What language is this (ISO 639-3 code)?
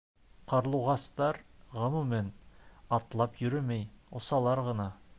bak